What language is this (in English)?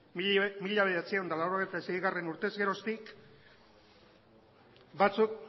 Basque